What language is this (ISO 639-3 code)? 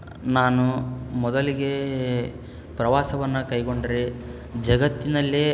kan